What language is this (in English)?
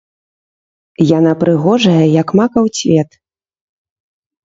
Belarusian